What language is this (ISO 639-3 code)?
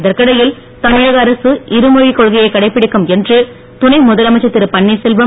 tam